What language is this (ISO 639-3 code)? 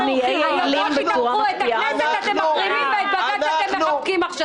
heb